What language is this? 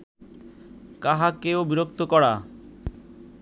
Bangla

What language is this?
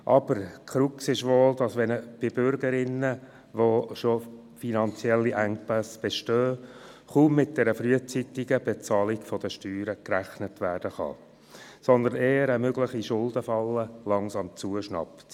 Swiss German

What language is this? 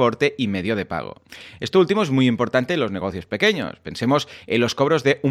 Spanish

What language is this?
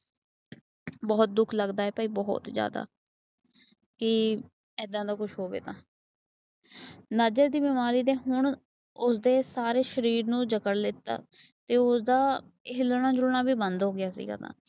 Punjabi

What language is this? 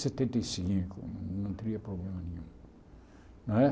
Portuguese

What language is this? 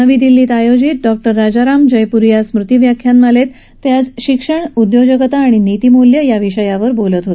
Marathi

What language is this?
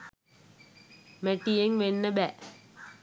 Sinhala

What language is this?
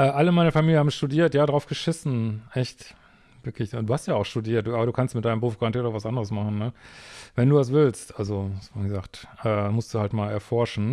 German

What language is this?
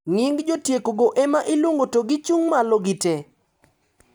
Luo (Kenya and Tanzania)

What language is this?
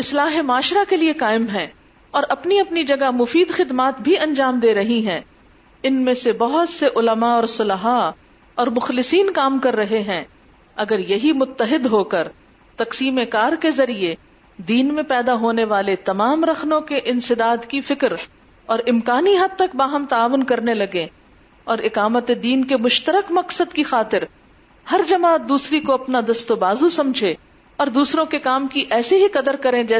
Urdu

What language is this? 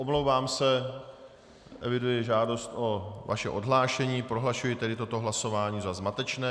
Czech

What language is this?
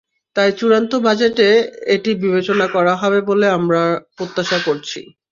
Bangla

